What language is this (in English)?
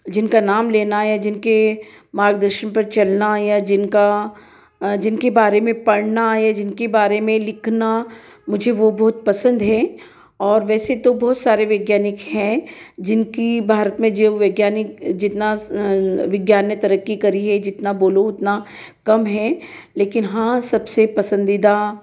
Hindi